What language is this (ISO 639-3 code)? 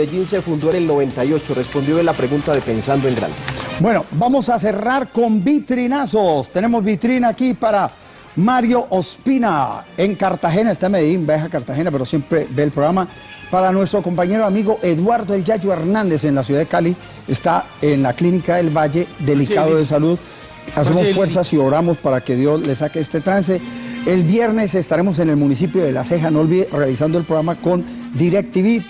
spa